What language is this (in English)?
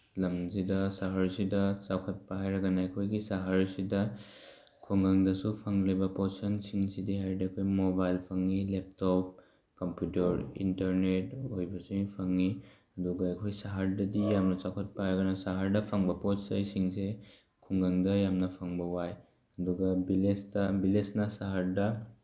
Manipuri